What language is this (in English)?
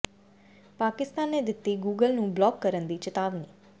Punjabi